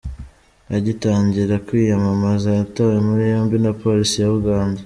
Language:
Kinyarwanda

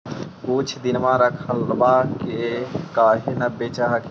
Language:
Magahi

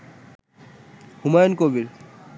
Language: Bangla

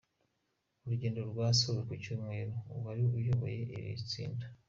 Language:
Kinyarwanda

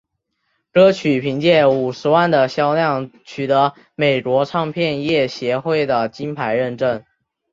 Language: Chinese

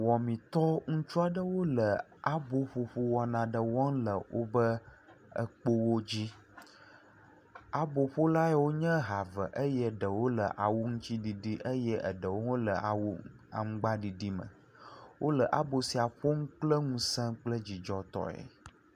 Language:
Ewe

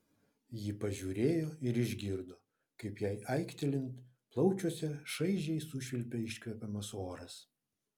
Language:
Lithuanian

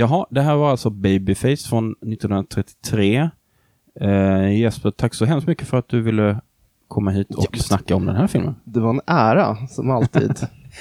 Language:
Swedish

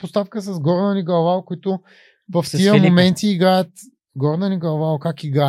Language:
Bulgarian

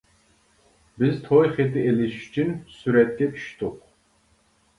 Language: Uyghur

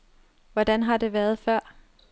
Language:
Danish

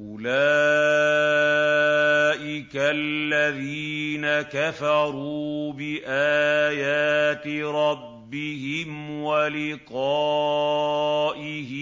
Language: Arabic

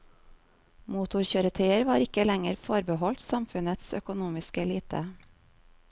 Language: Norwegian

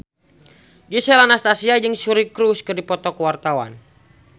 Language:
Sundanese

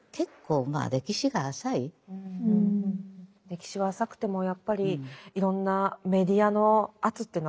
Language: Japanese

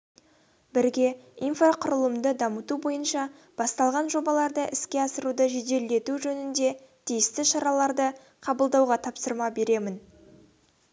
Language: Kazakh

